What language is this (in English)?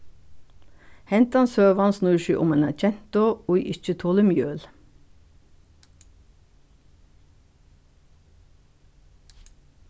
Faroese